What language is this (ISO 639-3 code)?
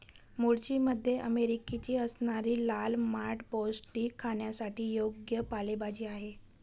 mar